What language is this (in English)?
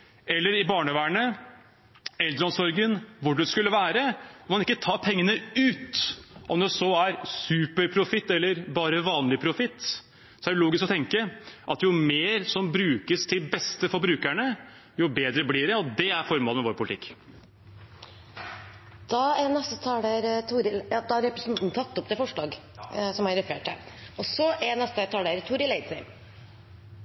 Norwegian